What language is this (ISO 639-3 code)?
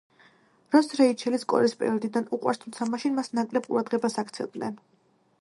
kat